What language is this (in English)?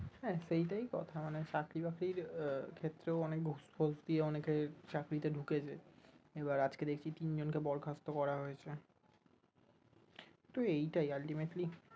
Bangla